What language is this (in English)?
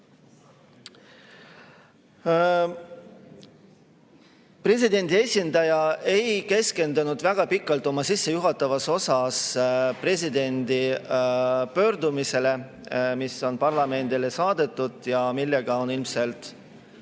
Estonian